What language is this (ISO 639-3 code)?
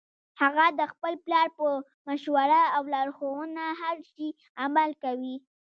pus